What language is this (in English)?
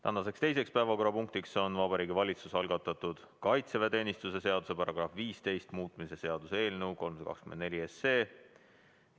Estonian